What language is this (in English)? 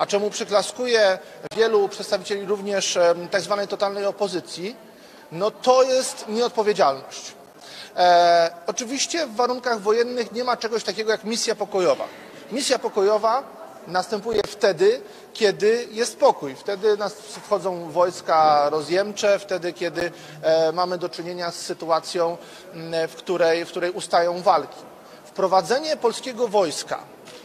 Polish